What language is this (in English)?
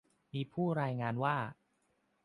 Thai